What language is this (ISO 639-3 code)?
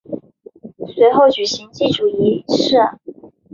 zho